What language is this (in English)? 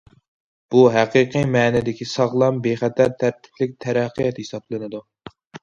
Uyghur